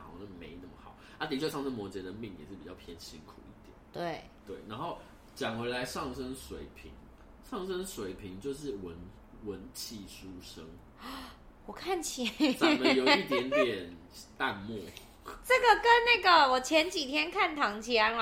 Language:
Chinese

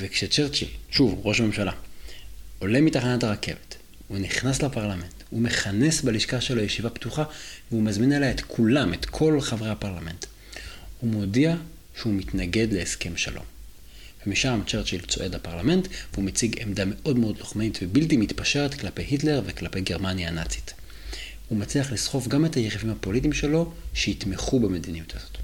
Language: Hebrew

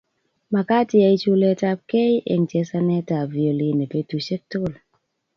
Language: Kalenjin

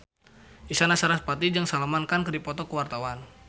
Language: Sundanese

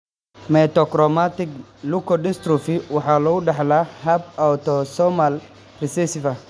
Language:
Somali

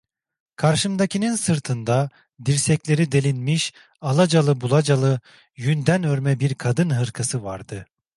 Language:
Turkish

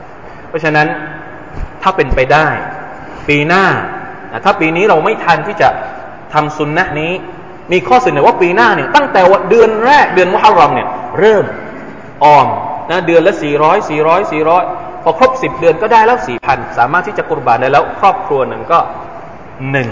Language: Thai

